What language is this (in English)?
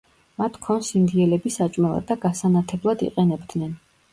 Georgian